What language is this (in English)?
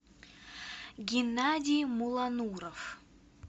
Russian